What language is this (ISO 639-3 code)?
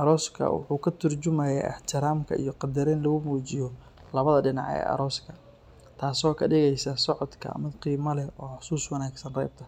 som